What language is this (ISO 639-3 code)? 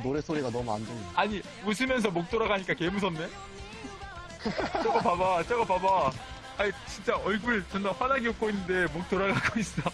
kor